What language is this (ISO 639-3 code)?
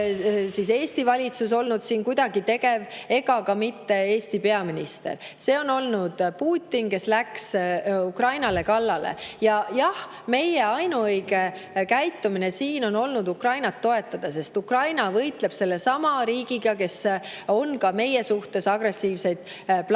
est